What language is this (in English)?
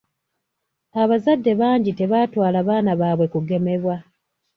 Ganda